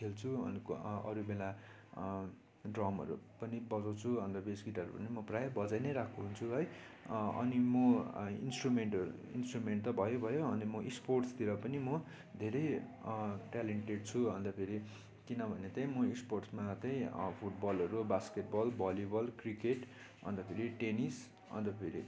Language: Nepali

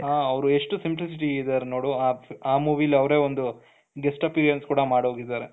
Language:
Kannada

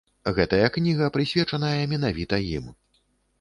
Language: Belarusian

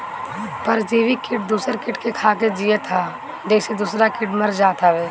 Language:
Bhojpuri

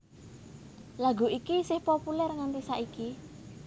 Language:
Javanese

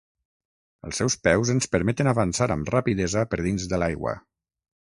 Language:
Catalan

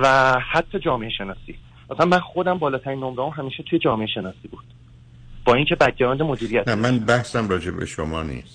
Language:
Persian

